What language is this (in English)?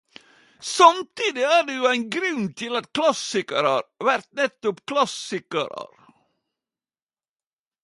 Norwegian Nynorsk